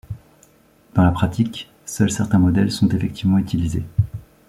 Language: French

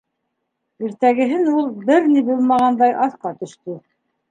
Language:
Bashkir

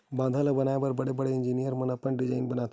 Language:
Chhattisgarhi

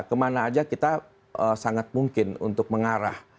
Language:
Indonesian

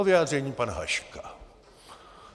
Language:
Czech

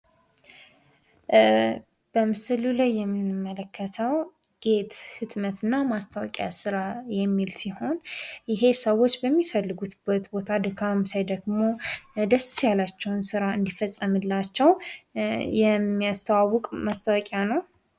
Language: Amharic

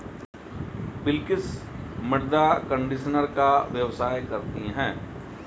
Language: Hindi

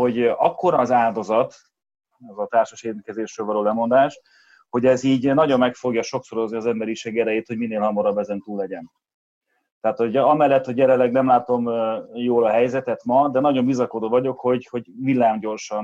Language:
Hungarian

